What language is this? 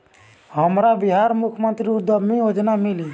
Bhojpuri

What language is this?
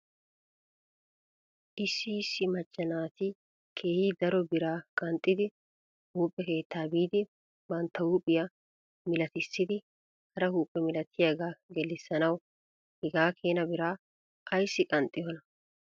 Wolaytta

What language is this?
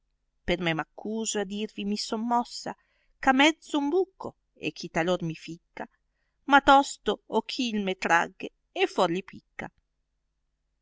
Italian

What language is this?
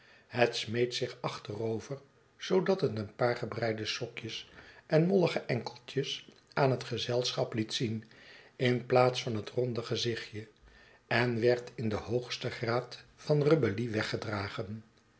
Dutch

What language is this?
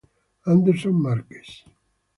Italian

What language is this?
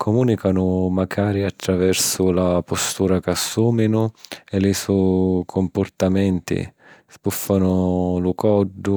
Sicilian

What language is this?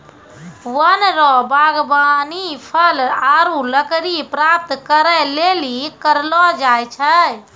Maithili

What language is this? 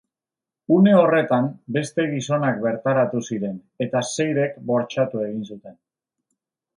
Basque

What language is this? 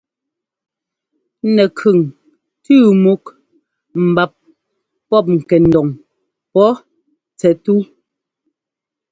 Ngomba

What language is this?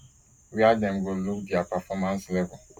Nigerian Pidgin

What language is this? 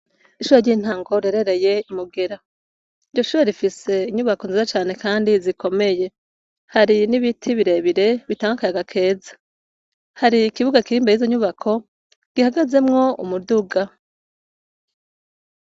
Rundi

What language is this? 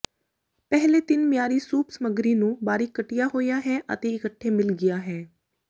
Punjabi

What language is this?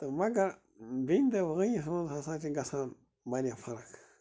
Kashmiri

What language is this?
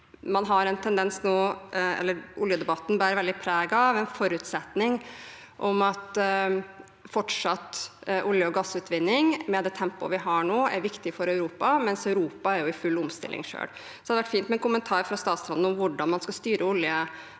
Norwegian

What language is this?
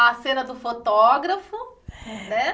Portuguese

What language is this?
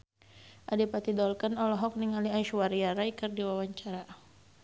Sundanese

